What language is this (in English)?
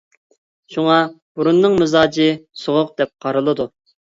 Uyghur